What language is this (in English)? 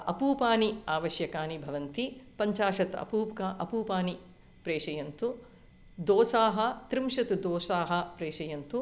Sanskrit